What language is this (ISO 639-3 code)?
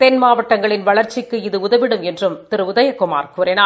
tam